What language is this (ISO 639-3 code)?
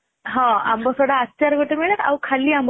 ori